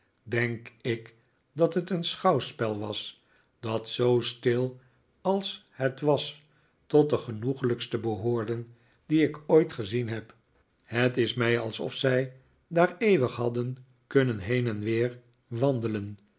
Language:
Dutch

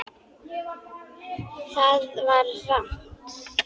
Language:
Icelandic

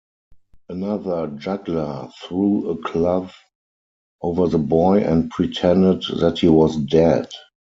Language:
English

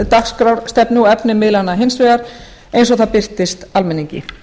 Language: Icelandic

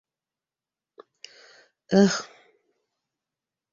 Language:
Bashkir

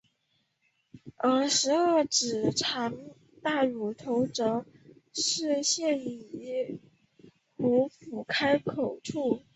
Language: Chinese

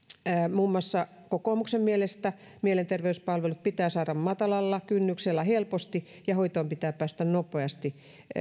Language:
Finnish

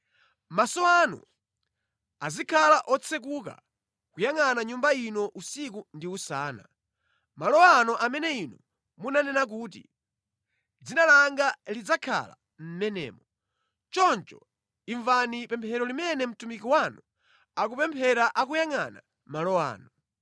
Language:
Nyanja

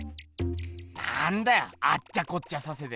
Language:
Japanese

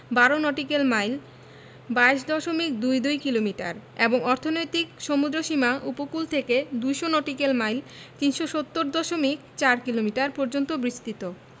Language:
Bangla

